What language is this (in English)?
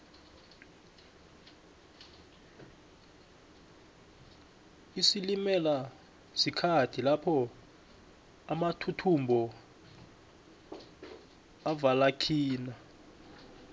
South Ndebele